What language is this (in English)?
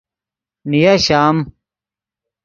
Yidgha